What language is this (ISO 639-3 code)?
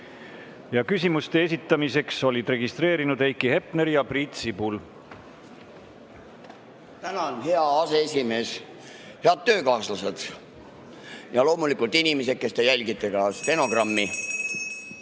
est